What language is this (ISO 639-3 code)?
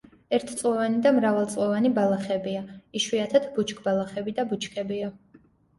kat